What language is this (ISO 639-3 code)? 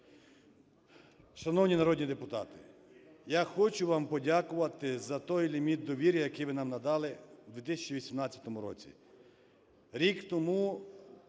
ukr